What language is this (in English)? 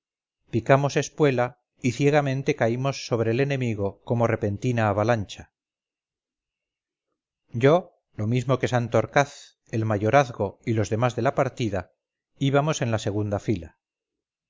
Spanish